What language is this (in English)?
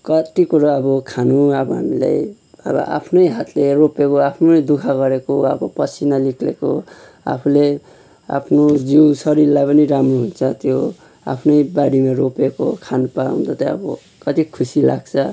Nepali